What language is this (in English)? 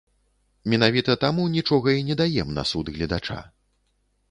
Belarusian